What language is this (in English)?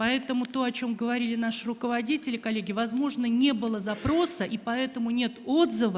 Russian